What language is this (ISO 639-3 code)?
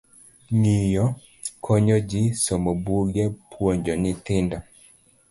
luo